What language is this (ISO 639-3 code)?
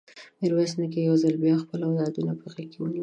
pus